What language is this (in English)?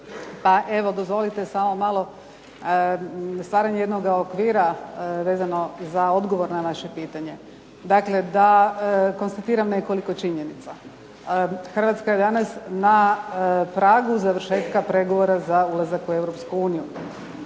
Croatian